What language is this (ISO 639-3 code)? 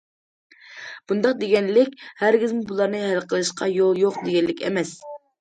uig